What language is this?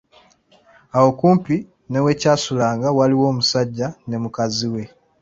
Ganda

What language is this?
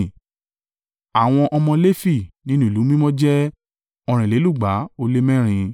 Yoruba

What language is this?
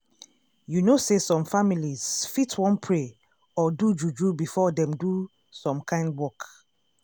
Nigerian Pidgin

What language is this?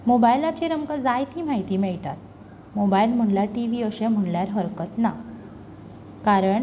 Konkani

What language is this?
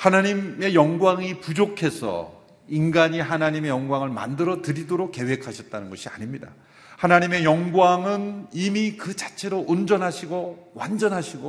Korean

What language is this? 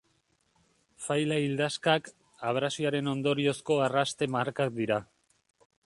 Basque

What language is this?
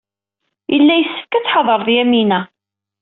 Kabyle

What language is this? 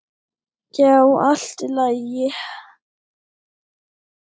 Icelandic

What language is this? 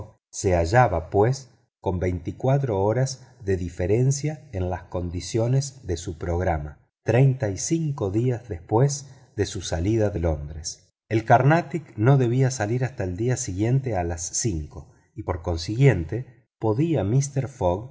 Spanish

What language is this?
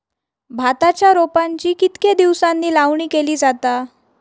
Marathi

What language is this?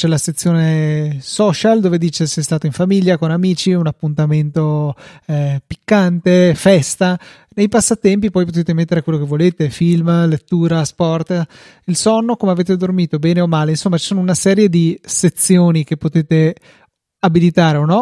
Italian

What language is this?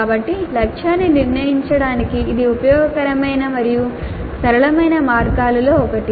Telugu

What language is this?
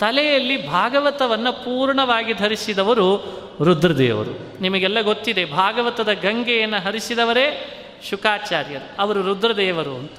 Kannada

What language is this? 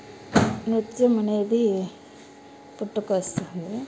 Telugu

